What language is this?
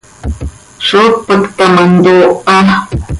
Seri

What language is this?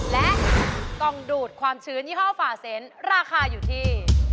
Thai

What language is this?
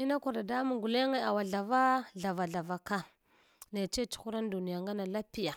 Hwana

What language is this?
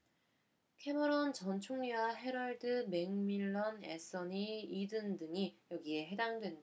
Korean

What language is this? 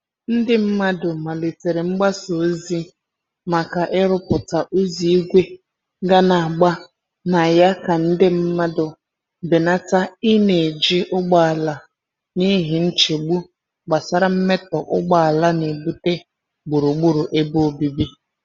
Igbo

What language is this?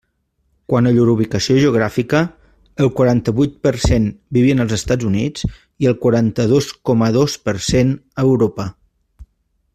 Catalan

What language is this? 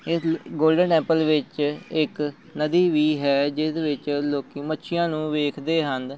Punjabi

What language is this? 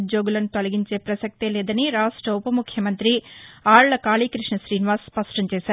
Telugu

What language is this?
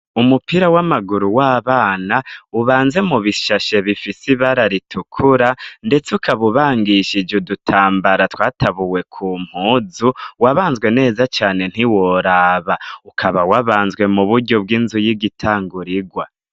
Rundi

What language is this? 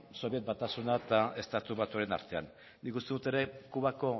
Basque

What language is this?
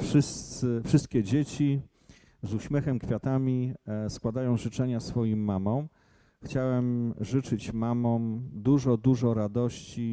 Polish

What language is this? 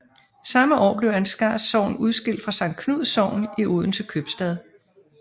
Danish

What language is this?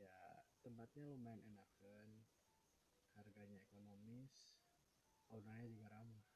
Indonesian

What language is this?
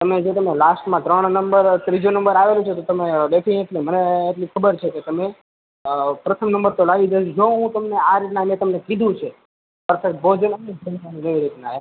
Gujarati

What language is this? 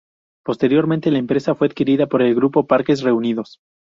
Spanish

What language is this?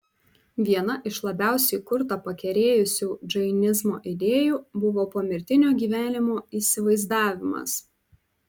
Lithuanian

